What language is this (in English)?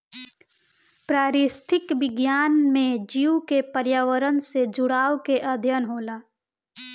Bhojpuri